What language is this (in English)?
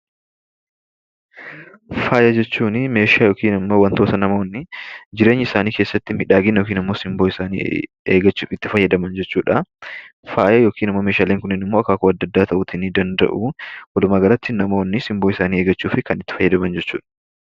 Oromo